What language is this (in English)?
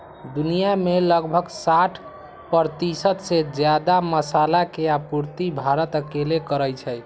Magahi